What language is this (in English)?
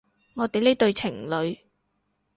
Cantonese